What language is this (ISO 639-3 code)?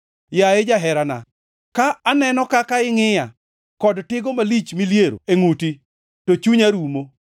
luo